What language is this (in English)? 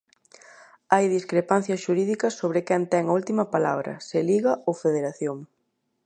Galician